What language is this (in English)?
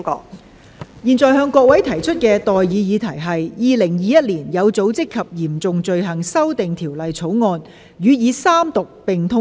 Cantonese